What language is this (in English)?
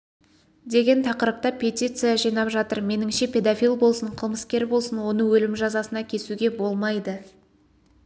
Kazakh